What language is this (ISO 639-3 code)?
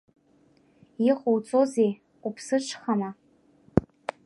abk